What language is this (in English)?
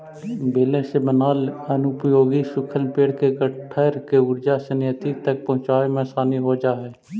Magahi